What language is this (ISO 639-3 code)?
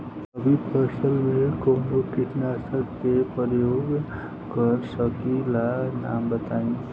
bho